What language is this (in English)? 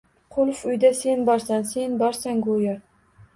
Uzbek